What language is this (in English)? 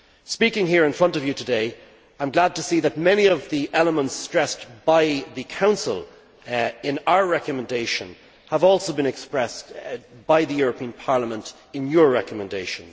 English